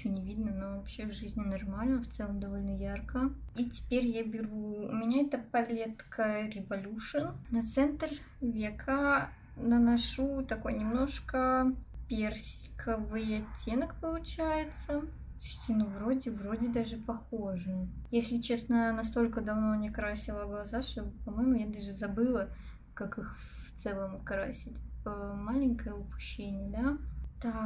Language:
Russian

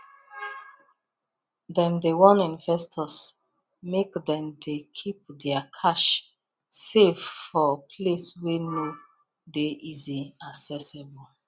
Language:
Nigerian Pidgin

